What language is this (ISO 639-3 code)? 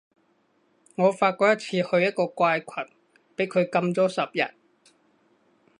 yue